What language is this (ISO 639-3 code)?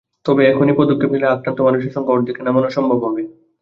ben